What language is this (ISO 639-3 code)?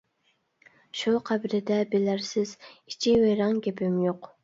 uig